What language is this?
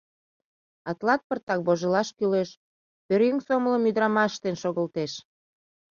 Mari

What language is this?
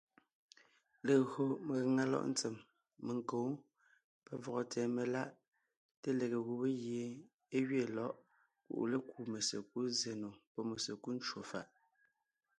Ngiemboon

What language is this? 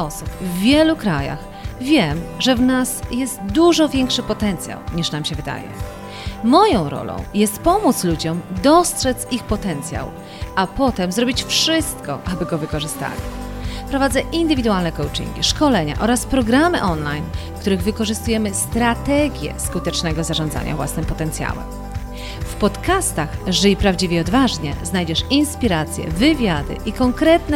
Polish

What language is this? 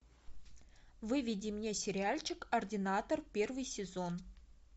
Russian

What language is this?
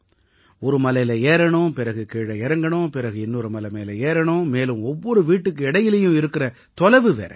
Tamil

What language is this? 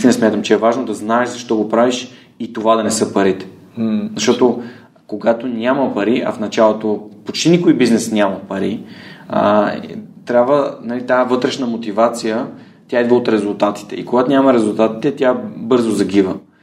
Bulgarian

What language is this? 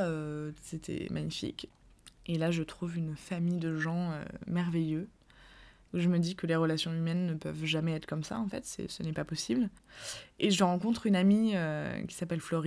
French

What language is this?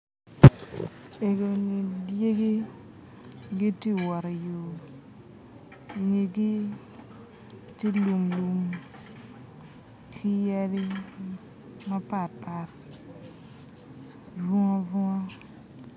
Acoli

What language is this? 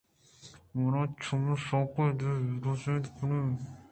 Eastern Balochi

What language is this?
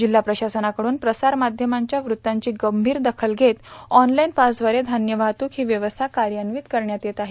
Marathi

